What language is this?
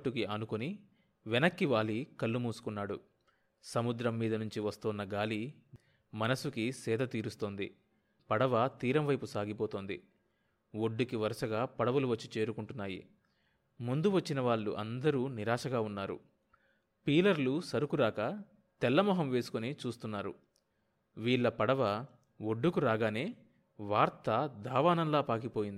Telugu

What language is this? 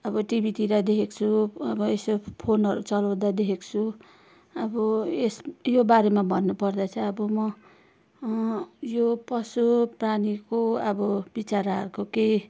Nepali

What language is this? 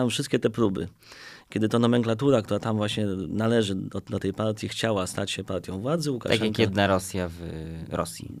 Polish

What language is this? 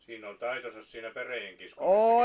Finnish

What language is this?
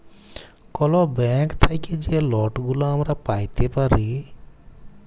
Bangla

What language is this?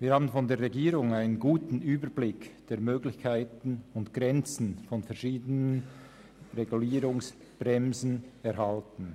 Swiss German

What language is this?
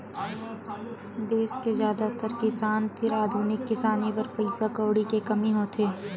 Chhattisgarhi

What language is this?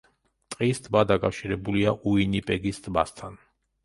Georgian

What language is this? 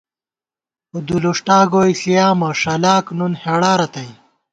Gawar-Bati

